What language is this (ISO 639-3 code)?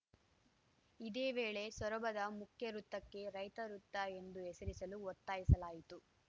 kan